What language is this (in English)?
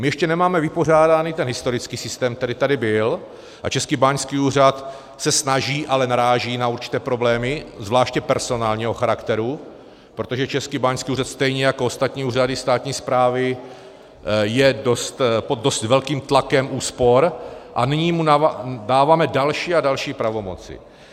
Czech